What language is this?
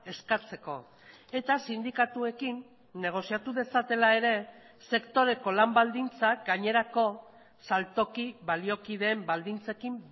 Basque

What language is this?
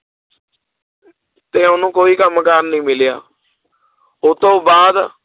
Punjabi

